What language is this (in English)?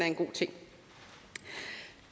Danish